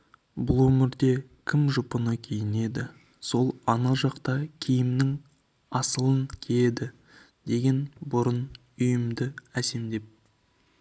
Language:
Kazakh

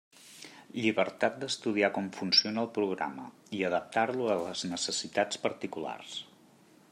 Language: Catalan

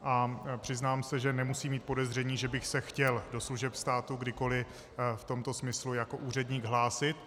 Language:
Czech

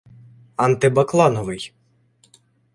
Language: Ukrainian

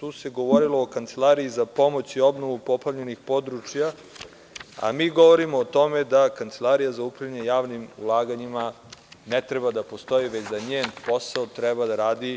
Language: Serbian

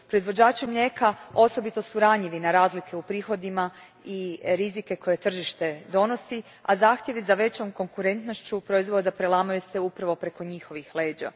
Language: Croatian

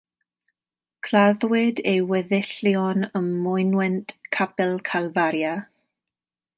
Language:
Welsh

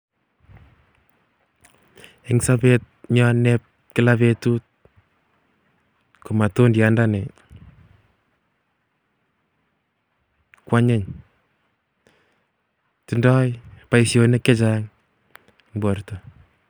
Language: Kalenjin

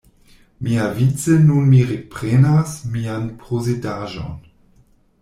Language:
Esperanto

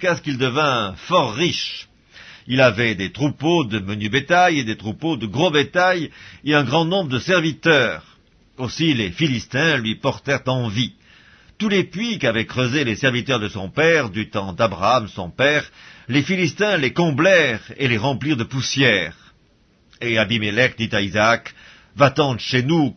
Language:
French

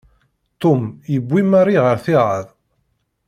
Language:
Kabyle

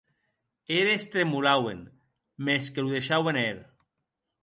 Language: Occitan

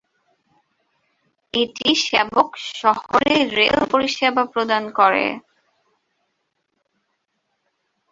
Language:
Bangla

